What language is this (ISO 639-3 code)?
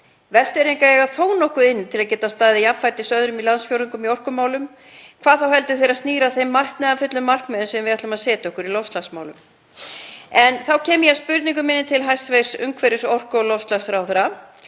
isl